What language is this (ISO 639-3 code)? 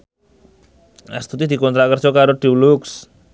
jav